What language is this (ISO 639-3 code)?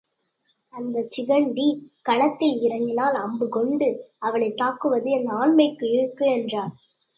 tam